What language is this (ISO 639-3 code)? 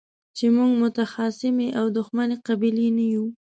pus